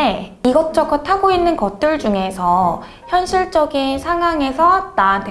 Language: Korean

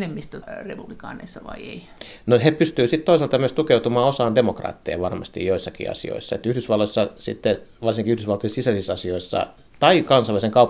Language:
Finnish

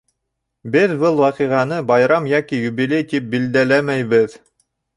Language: Bashkir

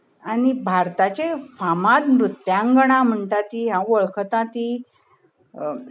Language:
Konkani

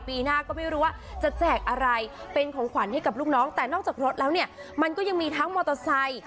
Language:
Thai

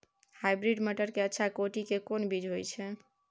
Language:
Maithili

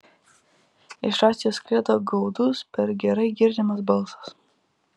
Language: Lithuanian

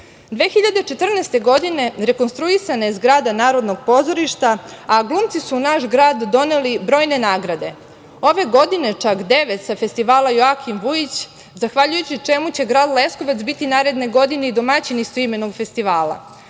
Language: Serbian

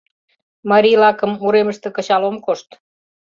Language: Mari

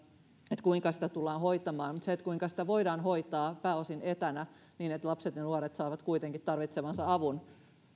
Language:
Finnish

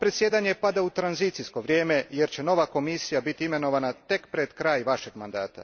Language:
Croatian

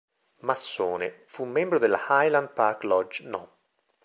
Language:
Italian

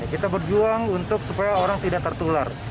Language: Indonesian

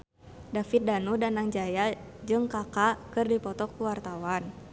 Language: Sundanese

